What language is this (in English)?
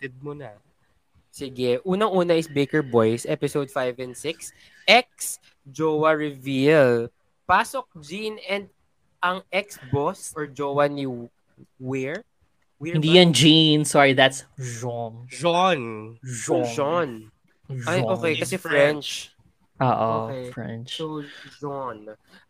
Filipino